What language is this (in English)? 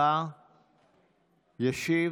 Hebrew